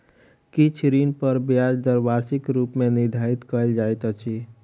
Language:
Maithili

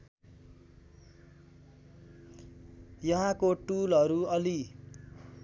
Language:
Nepali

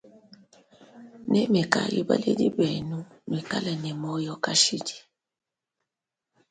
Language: Luba-Lulua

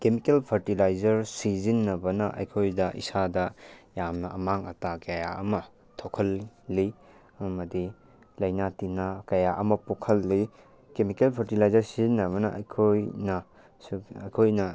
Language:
Manipuri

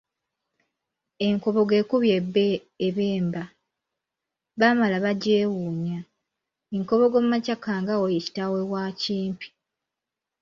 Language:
Ganda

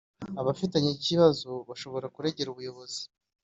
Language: Kinyarwanda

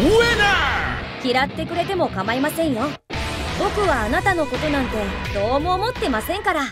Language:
Japanese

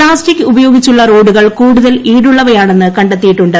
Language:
Malayalam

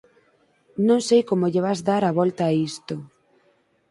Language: Galician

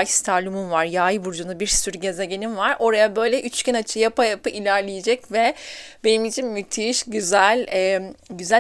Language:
Turkish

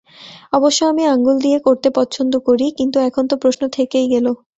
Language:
Bangla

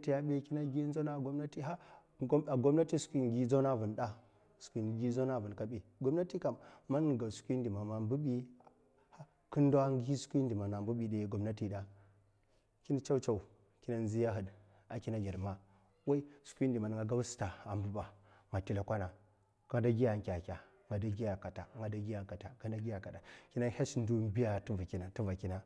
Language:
Mafa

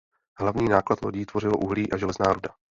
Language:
Czech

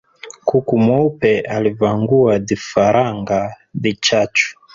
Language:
Swahili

